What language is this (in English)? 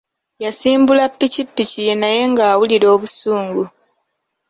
Ganda